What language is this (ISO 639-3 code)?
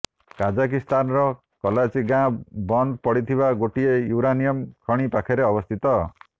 ori